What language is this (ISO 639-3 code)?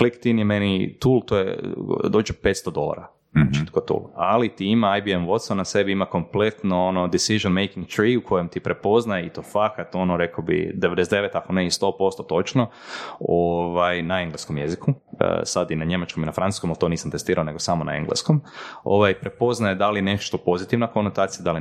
hrv